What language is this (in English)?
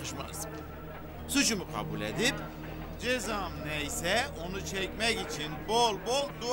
Turkish